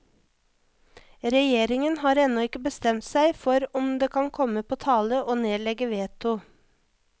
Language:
Norwegian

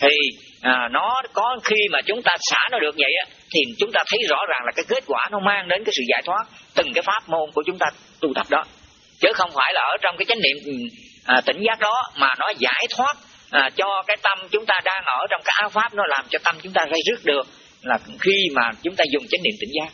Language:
Vietnamese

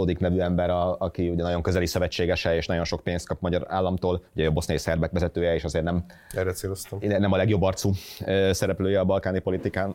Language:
Hungarian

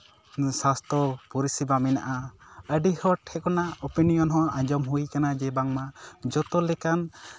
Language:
Santali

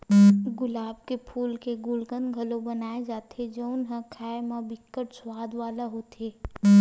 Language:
Chhattisgarhi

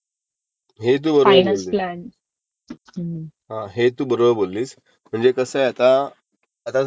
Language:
Marathi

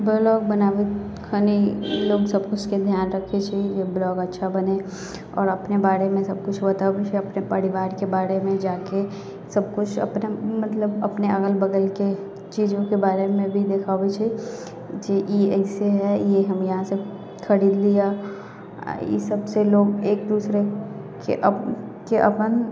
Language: Maithili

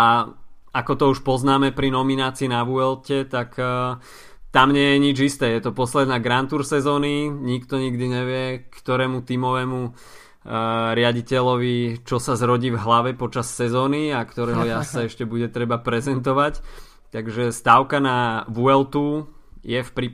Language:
Slovak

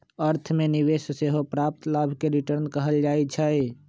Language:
Magahi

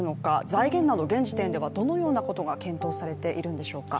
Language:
Japanese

